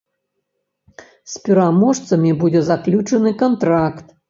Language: Belarusian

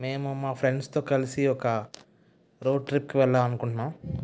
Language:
Telugu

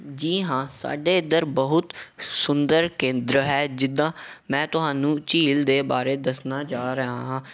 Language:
Punjabi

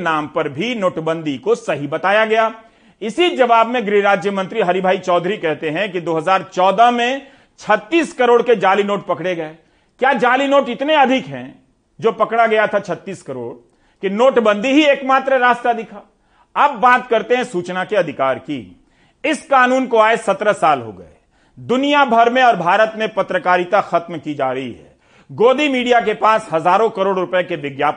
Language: Hindi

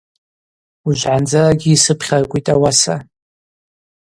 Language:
Abaza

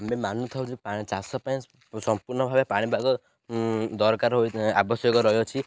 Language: Odia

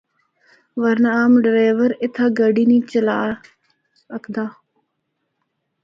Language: Northern Hindko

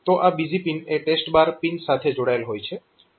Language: Gujarati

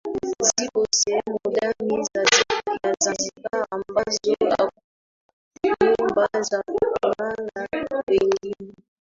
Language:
Swahili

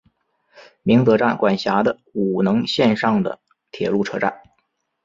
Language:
Chinese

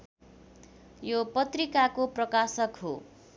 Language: Nepali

